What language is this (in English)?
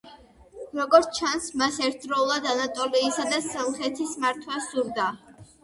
Georgian